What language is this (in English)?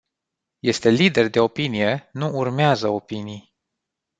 Romanian